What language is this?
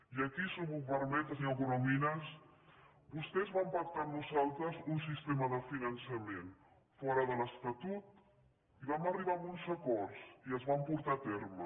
Catalan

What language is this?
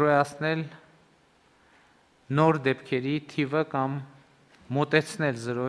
Romanian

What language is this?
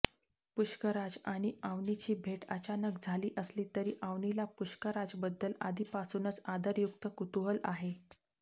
Marathi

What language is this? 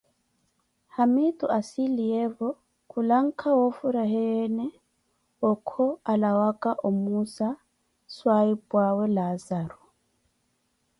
Koti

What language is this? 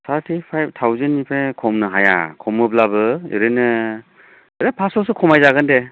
Bodo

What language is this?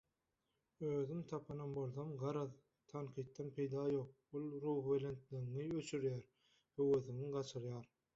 Turkmen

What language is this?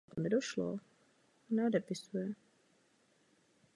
Czech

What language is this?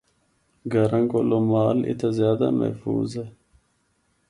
Northern Hindko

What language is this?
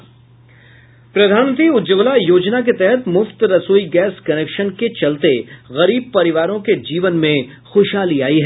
Hindi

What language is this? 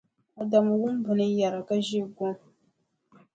Dagbani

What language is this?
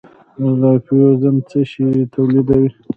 Pashto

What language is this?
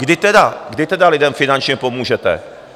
Czech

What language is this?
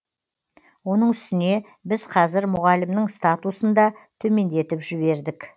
Kazakh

